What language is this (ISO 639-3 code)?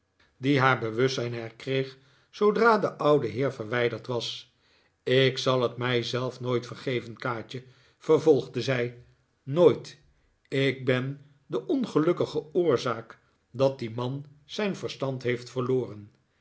nld